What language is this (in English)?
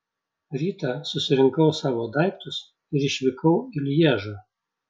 Lithuanian